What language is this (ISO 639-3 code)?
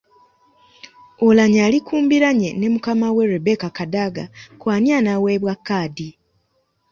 lug